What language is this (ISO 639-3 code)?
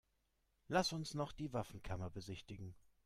deu